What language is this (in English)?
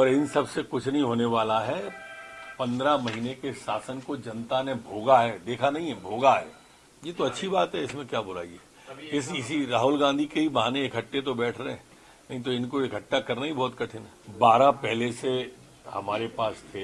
Hindi